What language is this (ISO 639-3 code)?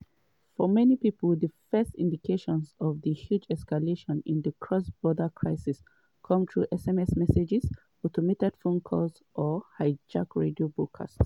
pcm